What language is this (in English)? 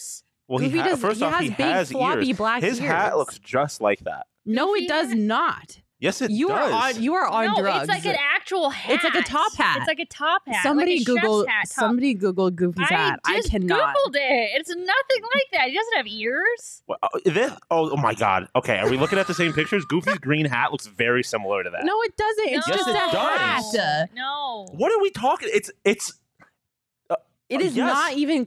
English